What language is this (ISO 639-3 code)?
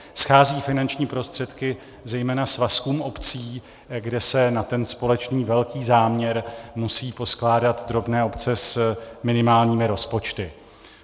ces